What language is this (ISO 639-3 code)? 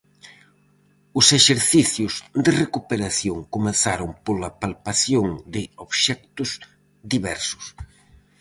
glg